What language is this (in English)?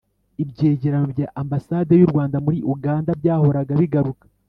Kinyarwanda